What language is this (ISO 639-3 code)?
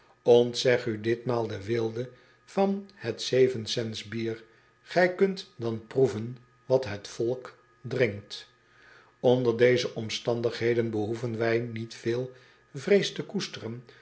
nld